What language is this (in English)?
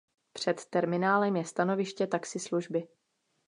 Czech